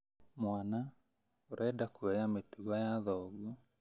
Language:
Kikuyu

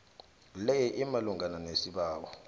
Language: South Ndebele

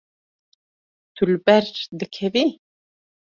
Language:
Kurdish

